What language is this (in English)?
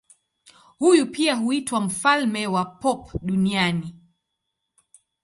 Swahili